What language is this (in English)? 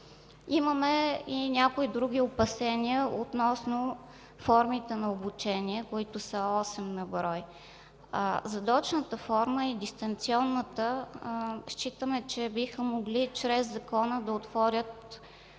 Bulgarian